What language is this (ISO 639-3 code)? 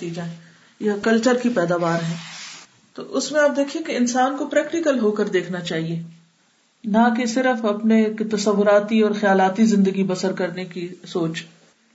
urd